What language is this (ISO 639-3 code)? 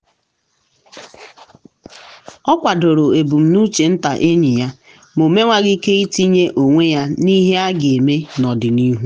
ibo